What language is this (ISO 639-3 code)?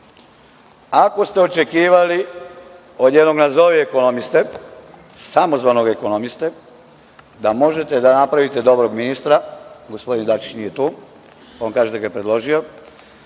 srp